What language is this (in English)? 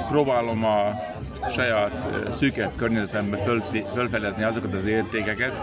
Hungarian